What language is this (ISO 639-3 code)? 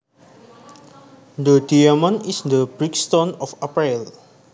jav